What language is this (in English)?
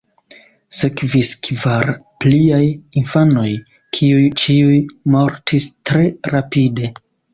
Esperanto